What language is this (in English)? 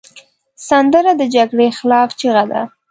Pashto